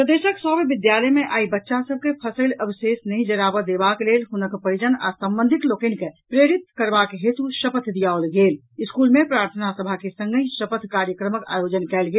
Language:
Maithili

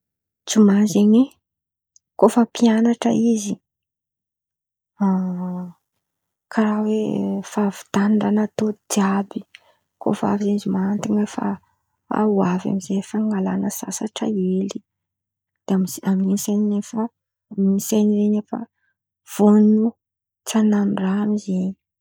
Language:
Antankarana Malagasy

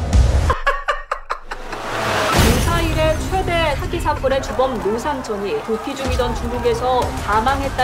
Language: Korean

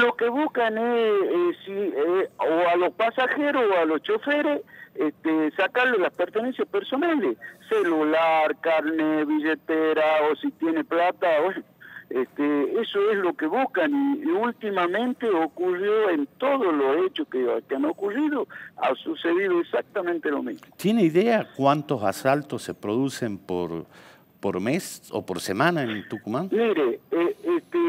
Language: Spanish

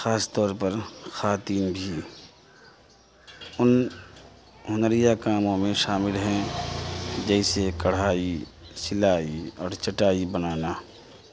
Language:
Urdu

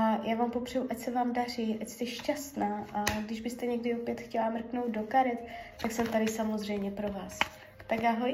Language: Czech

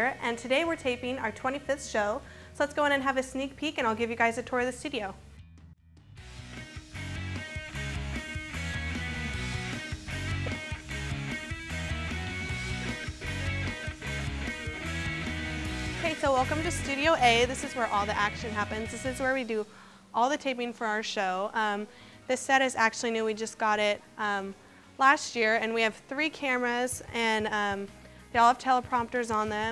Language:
English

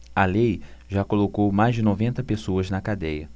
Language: Portuguese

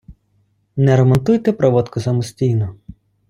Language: Ukrainian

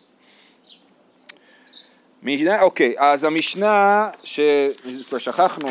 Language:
Hebrew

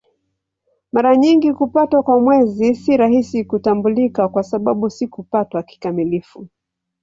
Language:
Swahili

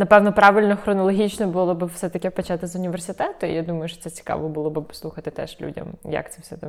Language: Ukrainian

